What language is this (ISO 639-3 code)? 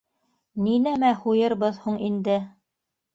bak